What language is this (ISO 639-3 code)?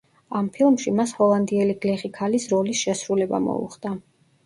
kat